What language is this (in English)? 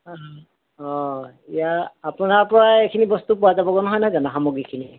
Assamese